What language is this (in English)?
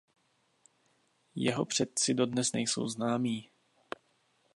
Czech